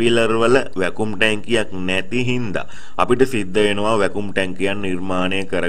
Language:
Hindi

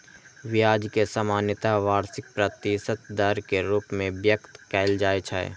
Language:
Maithili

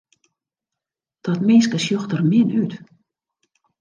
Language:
Western Frisian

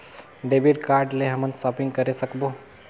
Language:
Chhattisgarhi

